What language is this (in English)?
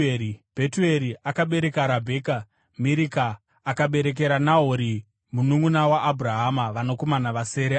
Shona